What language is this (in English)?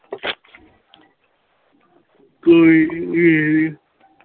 Punjabi